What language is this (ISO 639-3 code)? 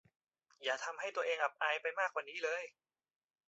tha